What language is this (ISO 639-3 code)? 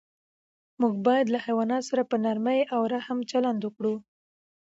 pus